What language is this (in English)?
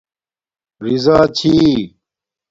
Domaaki